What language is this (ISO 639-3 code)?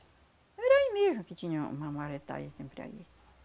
por